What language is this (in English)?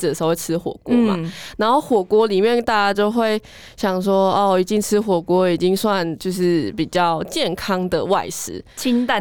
Chinese